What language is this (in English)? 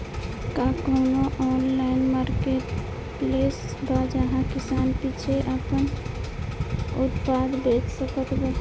Bhojpuri